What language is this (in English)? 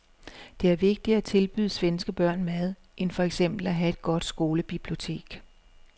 Danish